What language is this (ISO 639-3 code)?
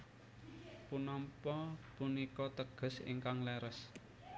jav